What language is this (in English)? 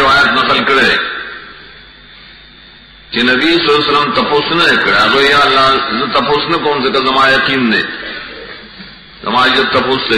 Romanian